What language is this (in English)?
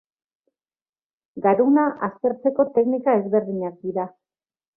Basque